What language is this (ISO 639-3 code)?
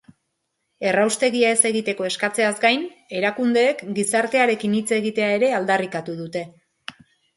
eus